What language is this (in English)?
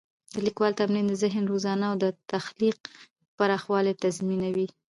Pashto